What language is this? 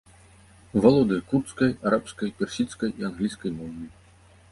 Belarusian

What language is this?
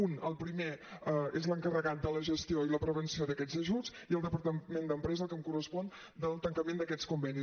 Catalan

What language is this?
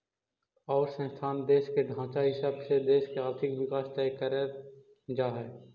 Magahi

